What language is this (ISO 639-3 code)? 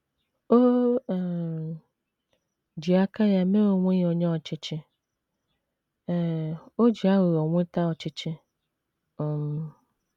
ibo